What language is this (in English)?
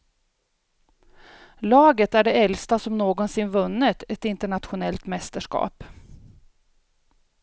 Swedish